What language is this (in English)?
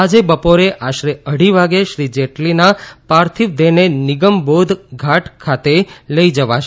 Gujarati